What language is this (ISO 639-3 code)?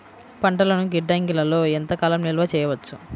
tel